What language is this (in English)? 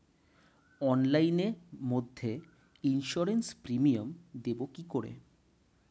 Bangla